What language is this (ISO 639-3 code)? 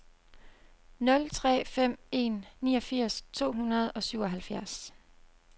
dan